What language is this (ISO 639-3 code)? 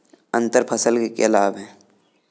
hin